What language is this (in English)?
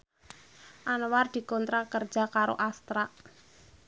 Javanese